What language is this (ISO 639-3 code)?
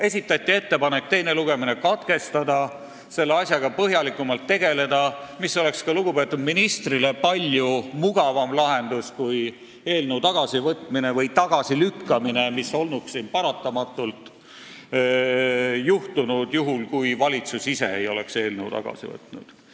est